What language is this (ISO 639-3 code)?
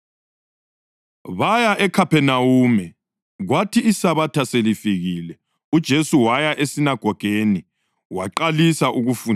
nde